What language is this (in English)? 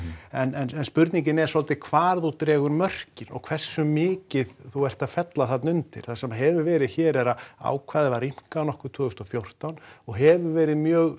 Icelandic